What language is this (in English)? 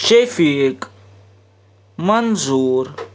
Kashmiri